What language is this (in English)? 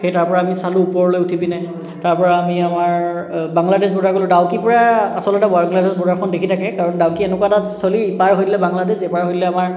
Assamese